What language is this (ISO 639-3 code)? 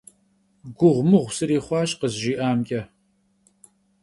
kbd